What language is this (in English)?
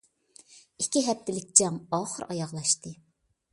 Uyghur